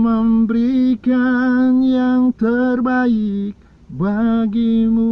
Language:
Indonesian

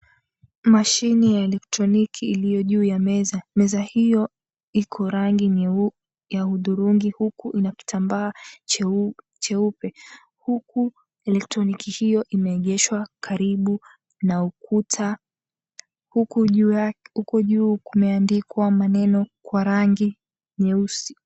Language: Swahili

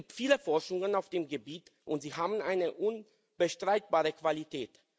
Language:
German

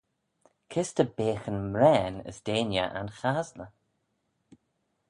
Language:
Manx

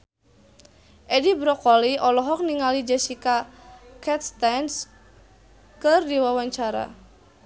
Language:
Sundanese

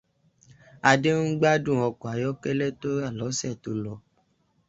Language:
Yoruba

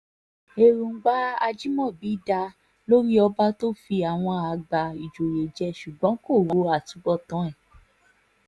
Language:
Yoruba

